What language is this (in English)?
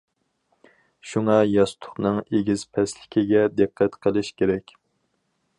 Uyghur